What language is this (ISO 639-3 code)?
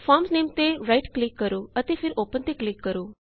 pan